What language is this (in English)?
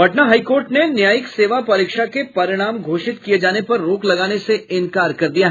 Hindi